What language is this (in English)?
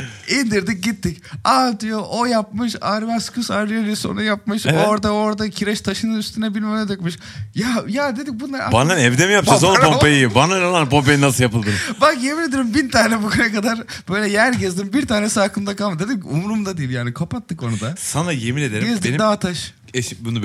Turkish